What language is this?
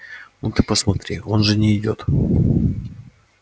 Russian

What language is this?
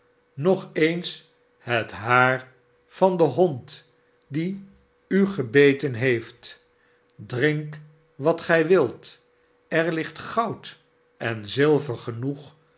Dutch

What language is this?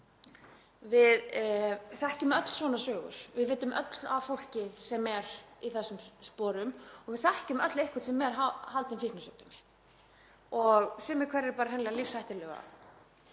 Icelandic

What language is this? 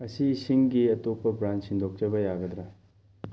Manipuri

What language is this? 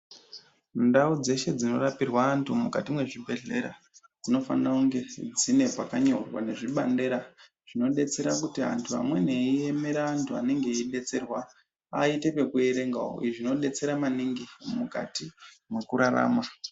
Ndau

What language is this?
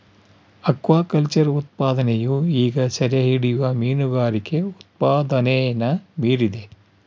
Kannada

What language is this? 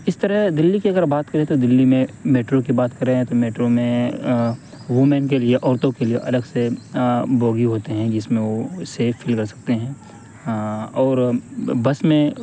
Urdu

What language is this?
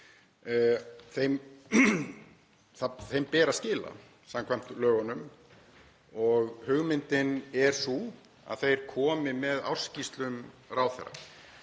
Icelandic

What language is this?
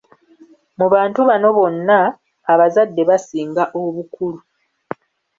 Ganda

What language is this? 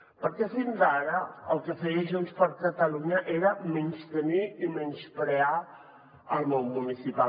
Catalan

